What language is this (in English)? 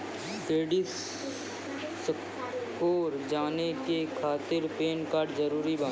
Maithili